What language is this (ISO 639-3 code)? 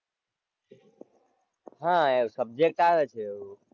guj